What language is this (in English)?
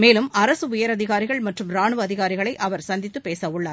Tamil